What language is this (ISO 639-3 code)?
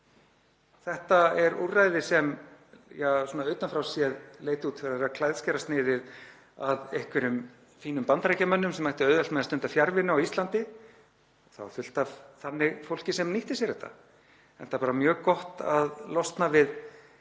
isl